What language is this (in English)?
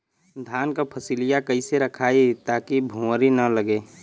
Bhojpuri